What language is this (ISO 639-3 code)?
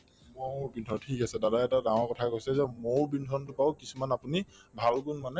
asm